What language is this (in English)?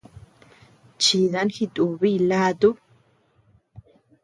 Tepeuxila Cuicatec